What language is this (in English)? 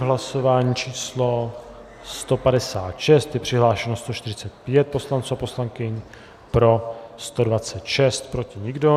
Czech